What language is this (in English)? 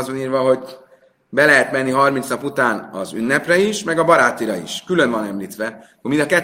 Hungarian